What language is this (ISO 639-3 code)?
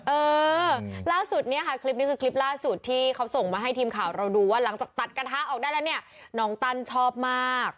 tha